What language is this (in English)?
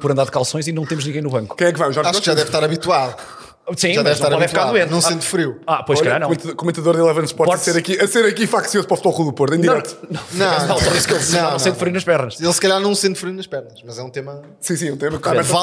Portuguese